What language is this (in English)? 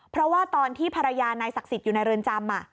Thai